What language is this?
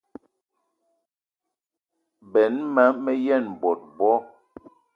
Eton (Cameroon)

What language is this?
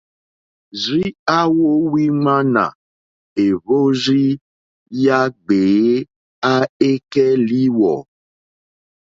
Mokpwe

